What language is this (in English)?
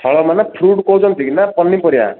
Odia